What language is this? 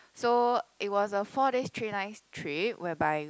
English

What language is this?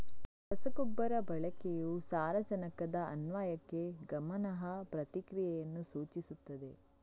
Kannada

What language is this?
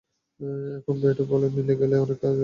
Bangla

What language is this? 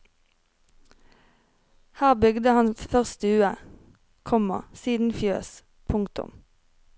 Norwegian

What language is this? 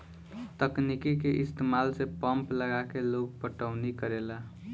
Bhojpuri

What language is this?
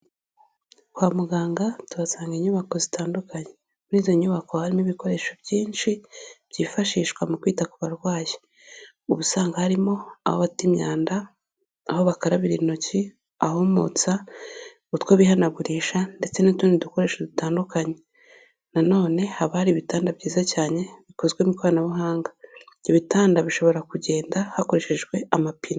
Kinyarwanda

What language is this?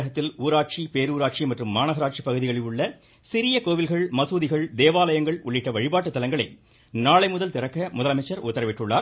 Tamil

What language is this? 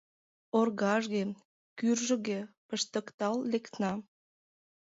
Mari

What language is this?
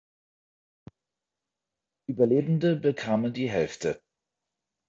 German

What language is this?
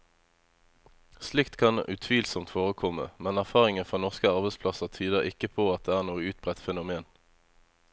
Norwegian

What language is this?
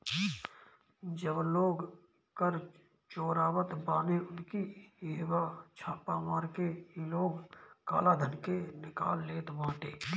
Bhojpuri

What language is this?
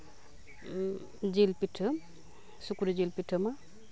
Santali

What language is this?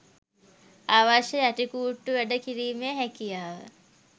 Sinhala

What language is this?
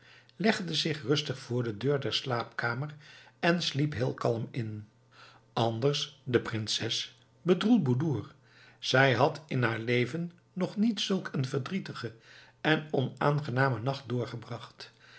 Dutch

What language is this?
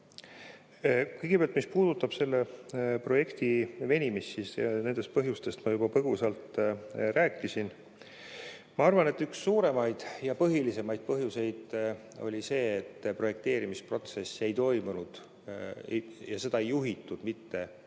Estonian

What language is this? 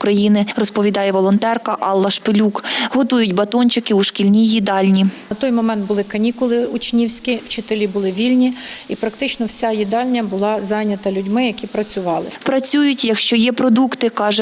Ukrainian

